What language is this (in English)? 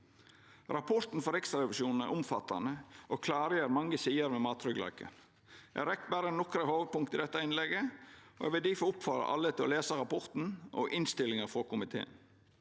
Norwegian